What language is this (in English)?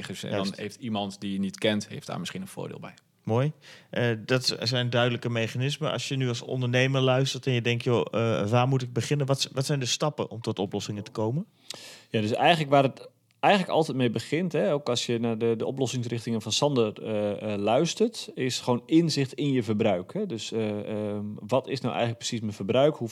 Dutch